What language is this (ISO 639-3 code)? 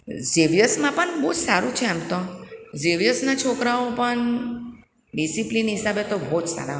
guj